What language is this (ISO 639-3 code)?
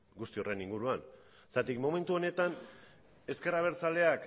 eus